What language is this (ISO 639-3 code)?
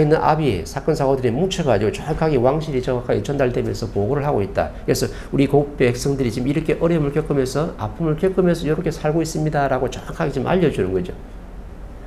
kor